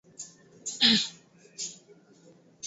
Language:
Swahili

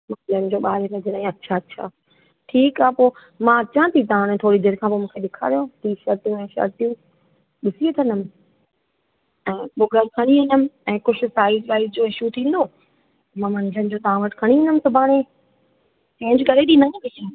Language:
Sindhi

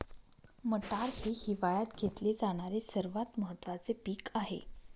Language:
Marathi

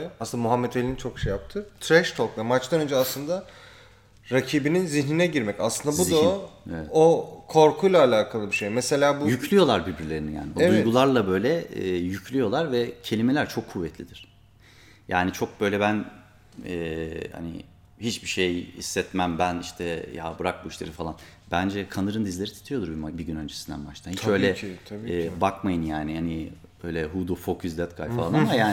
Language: Turkish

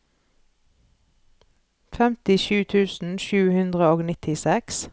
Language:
Norwegian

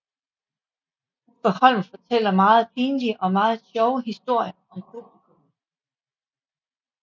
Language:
Danish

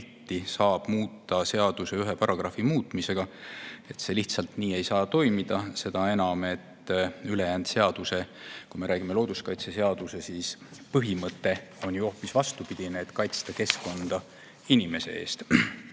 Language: Estonian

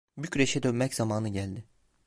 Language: Turkish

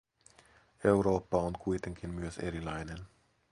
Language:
Finnish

